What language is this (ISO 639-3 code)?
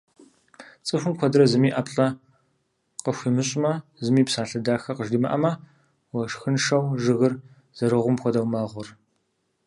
kbd